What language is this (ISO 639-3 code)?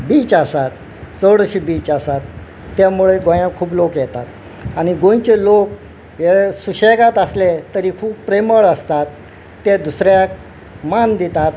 kok